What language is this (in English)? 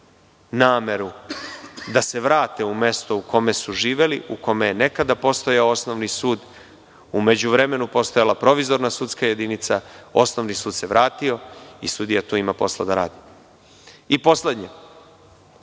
Serbian